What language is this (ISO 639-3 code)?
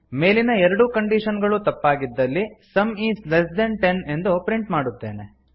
kan